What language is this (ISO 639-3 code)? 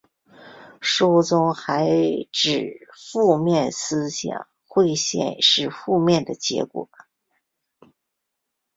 zho